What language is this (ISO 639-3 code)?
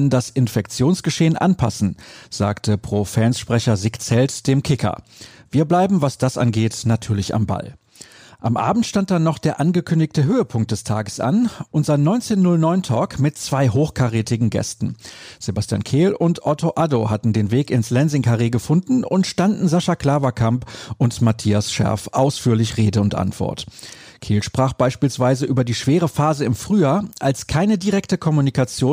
deu